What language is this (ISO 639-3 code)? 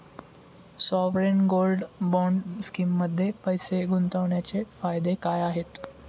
mar